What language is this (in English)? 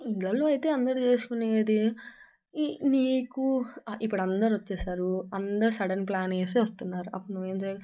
Telugu